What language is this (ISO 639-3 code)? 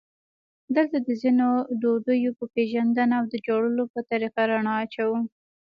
pus